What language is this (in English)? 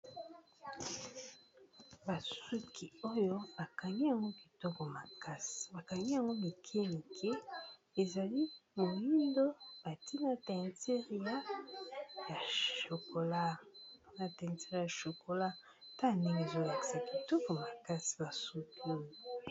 Lingala